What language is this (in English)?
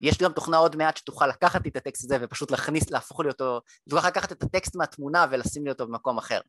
Hebrew